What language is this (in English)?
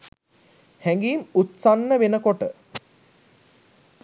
Sinhala